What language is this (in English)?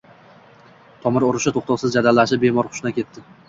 Uzbek